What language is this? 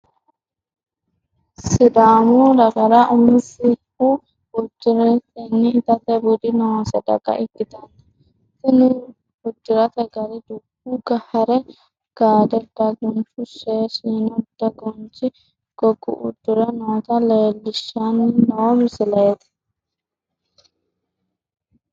Sidamo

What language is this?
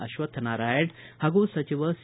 Kannada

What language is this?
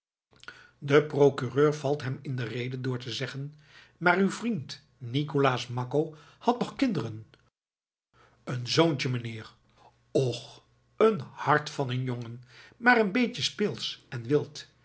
Dutch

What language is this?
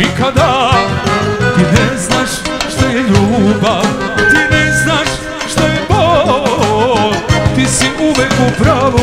Romanian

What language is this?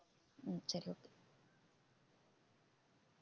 Tamil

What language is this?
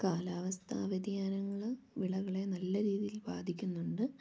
Malayalam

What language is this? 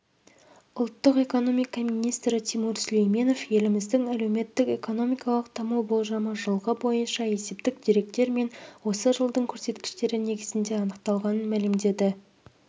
Kazakh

